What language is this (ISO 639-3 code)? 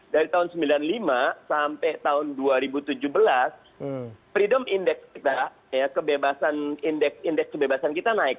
ind